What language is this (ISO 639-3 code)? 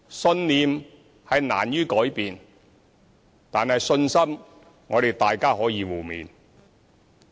yue